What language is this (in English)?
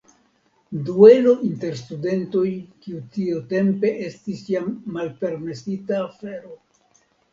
Esperanto